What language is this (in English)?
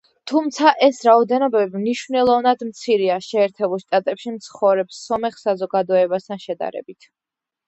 Georgian